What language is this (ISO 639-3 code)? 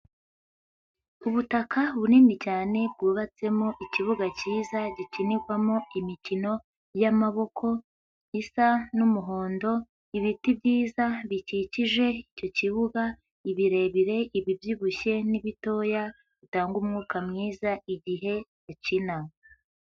kin